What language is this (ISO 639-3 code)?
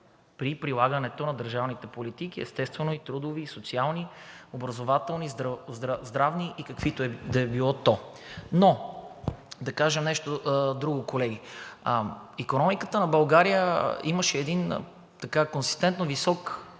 bul